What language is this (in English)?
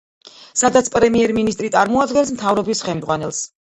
Georgian